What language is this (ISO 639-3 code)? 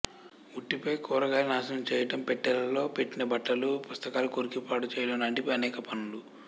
tel